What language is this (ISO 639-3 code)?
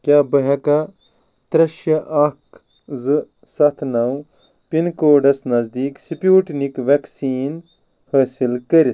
kas